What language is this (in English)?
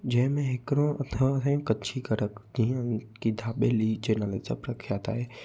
Sindhi